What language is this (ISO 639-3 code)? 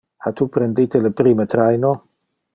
ina